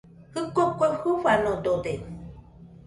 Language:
Nüpode Huitoto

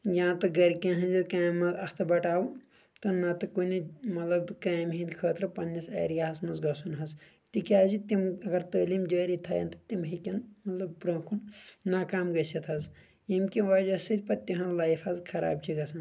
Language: Kashmiri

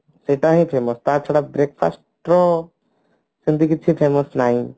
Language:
Odia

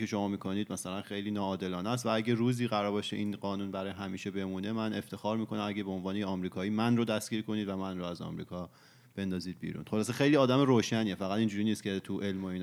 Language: Persian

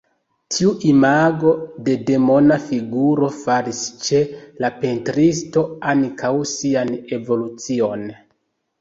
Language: Esperanto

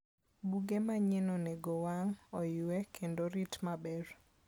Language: Luo (Kenya and Tanzania)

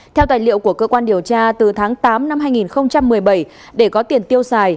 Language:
Vietnamese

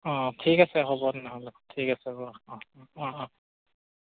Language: Assamese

